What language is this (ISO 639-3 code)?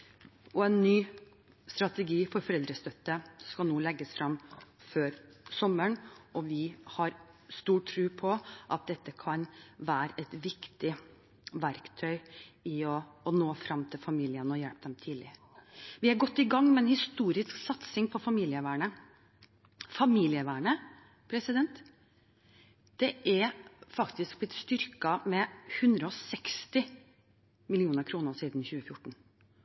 nob